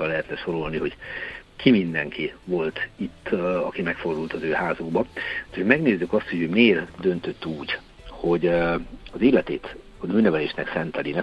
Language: Hungarian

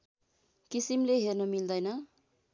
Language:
Nepali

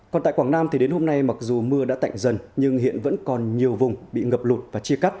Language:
Vietnamese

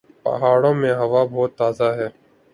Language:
Urdu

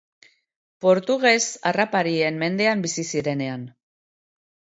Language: Basque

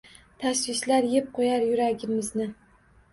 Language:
Uzbek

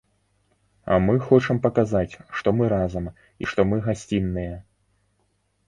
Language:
Belarusian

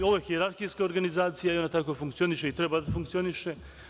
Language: Serbian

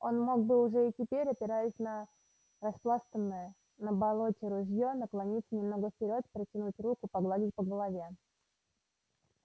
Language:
Russian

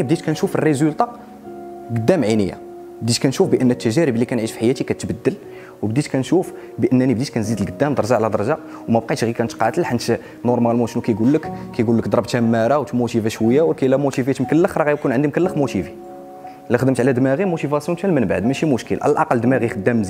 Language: Arabic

